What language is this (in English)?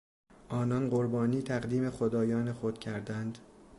Persian